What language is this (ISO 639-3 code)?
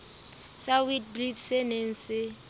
sot